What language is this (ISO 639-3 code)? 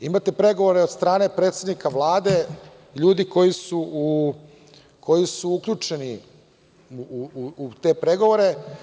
srp